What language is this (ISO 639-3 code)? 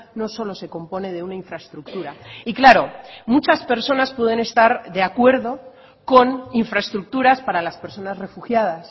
spa